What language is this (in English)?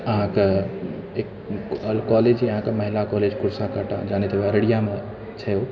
Maithili